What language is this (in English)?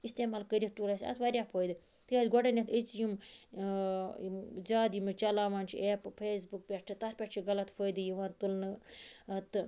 Kashmiri